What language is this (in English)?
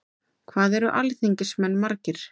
Icelandic